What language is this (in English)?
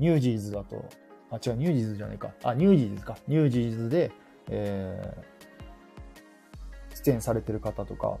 Japanese